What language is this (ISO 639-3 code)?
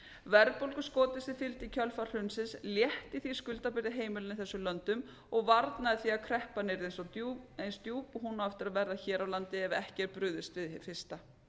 isl